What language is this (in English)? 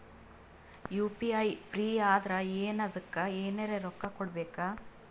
Kannada